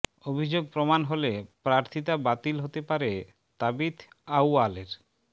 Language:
Bangla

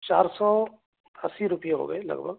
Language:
Urdu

